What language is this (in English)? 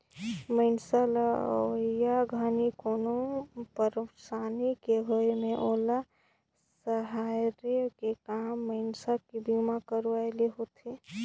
Chhattisgarhi